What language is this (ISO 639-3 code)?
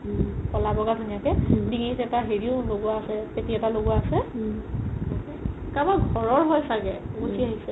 asm